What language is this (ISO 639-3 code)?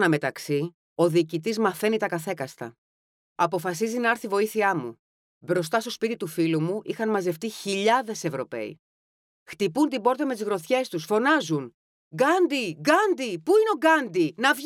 ell